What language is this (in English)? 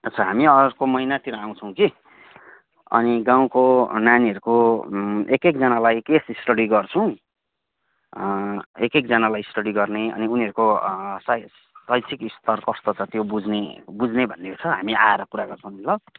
Nepali